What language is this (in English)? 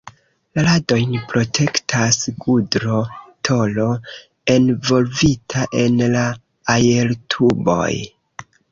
Esperanto